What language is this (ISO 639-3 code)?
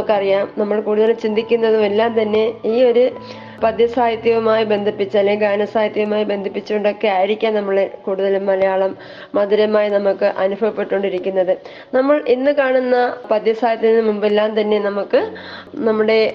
mal